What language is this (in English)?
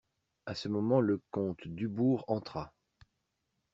French